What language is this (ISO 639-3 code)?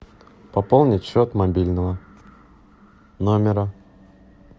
rus